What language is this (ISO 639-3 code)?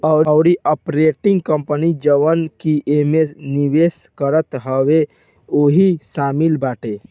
bho